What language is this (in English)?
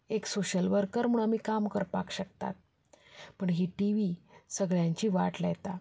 Konkani